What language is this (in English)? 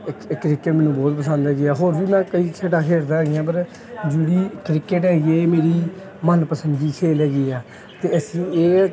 Punjabi